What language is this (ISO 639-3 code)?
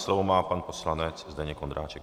ces